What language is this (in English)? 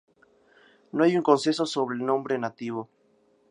Spanish